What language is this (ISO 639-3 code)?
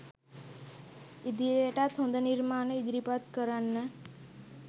sin